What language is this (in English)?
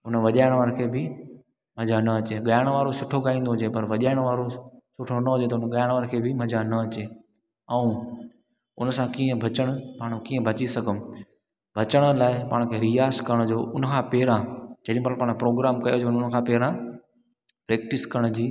Sindhi